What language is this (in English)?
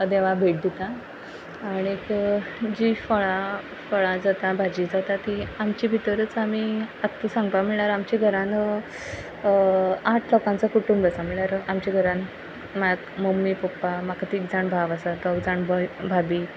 Konkani